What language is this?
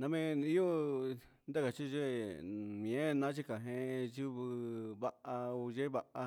Huitepec Mixtec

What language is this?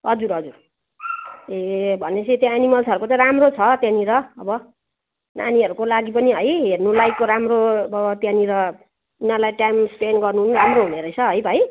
Nepali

